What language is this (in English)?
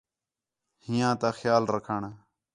Khetrani